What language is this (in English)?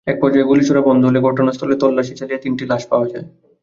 Bangla